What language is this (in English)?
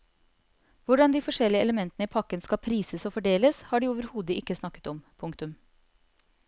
Norwegian